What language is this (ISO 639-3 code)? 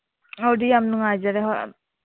mni